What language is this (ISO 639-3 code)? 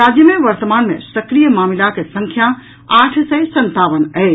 mai